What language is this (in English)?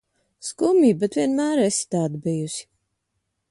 Latvian